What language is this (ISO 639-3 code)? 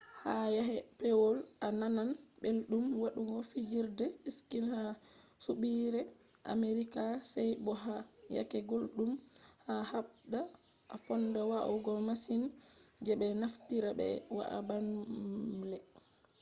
ful